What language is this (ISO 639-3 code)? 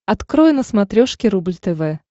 rus